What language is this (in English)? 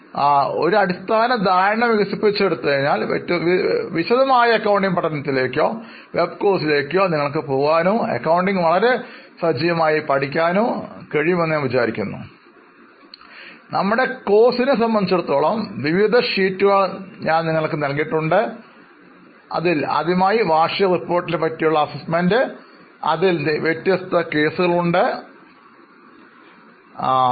Malayalam